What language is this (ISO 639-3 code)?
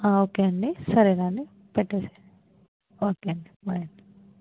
tel